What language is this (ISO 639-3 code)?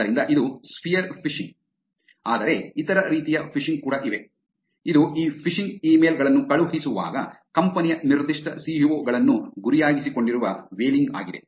kan